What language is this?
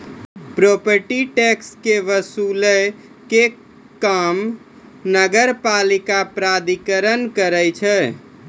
Maithili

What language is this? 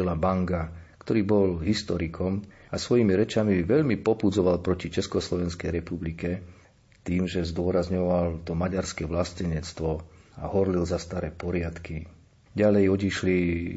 Slovak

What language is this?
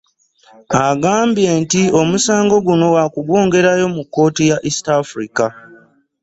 Ganda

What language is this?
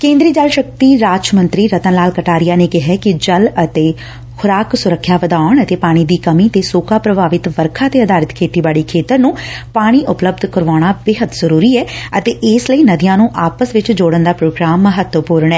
Punjabi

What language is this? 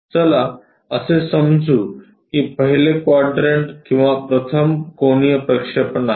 Marathi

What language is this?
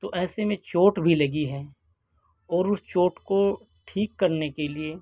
Urdu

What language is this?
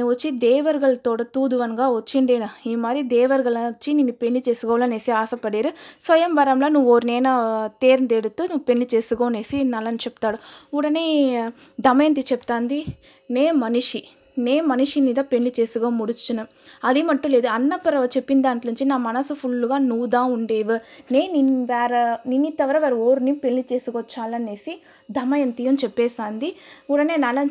Telugu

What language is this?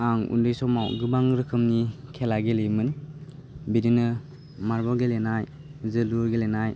Bodo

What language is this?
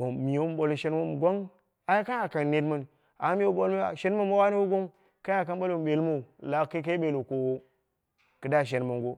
Dera (Nigeria)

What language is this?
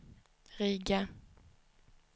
Swedish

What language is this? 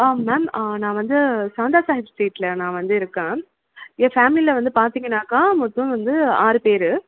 Tamil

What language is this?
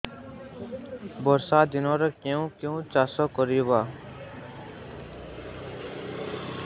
Odia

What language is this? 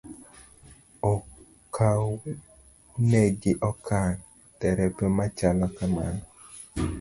Luo (Kenya and Tanzania)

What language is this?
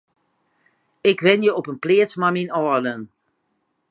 Western Frisian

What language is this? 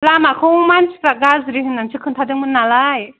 Bodo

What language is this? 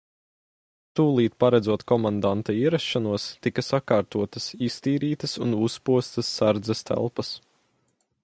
Latvian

